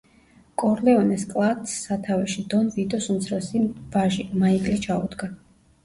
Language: Georgian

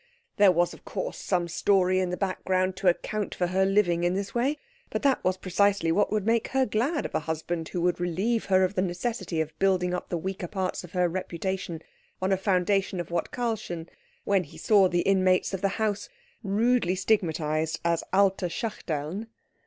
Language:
English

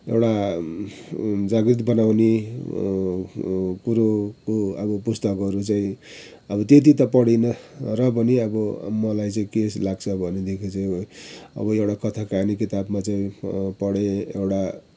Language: Nepali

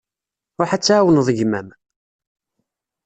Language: Kabyle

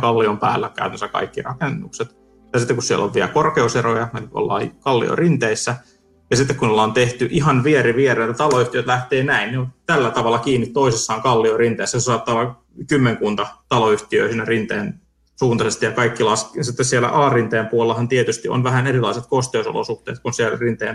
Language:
Finnish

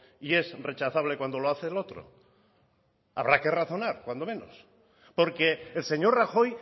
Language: Spanish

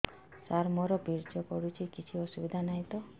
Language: Odia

